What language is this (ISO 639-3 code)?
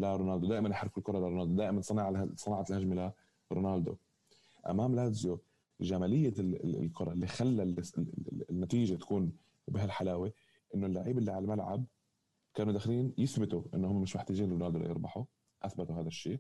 ara